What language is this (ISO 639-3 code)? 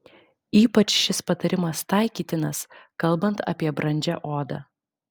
lit